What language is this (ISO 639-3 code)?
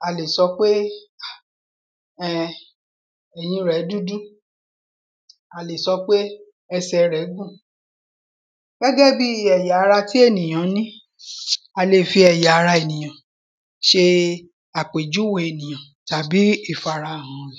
yor